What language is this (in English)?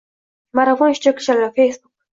Uzbek